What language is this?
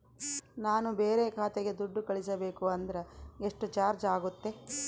Kannada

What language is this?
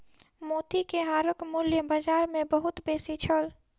Maithili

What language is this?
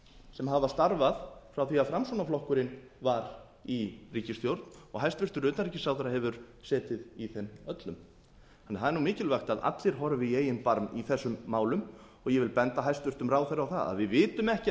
Icelandic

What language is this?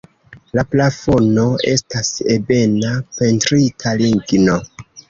Esperanto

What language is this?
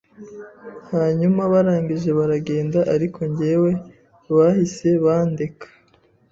Kinyarwanda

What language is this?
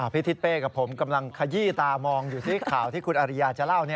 Thai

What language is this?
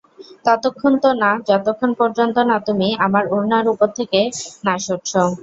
Bangla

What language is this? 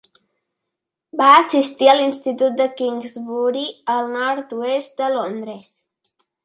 Catalan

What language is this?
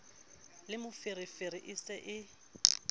Southern Sotho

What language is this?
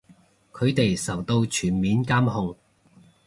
Cantonese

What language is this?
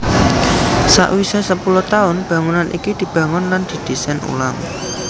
Javanese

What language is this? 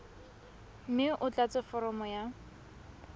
Tswana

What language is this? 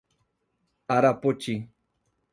Portuguese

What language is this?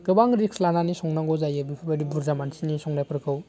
Bodo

